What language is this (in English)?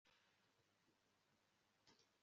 Kinyarwanda